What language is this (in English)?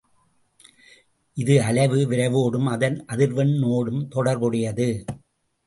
Tamil